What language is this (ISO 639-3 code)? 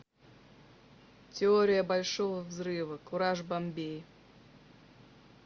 rus